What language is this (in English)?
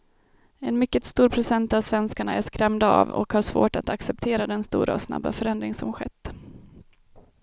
Swedish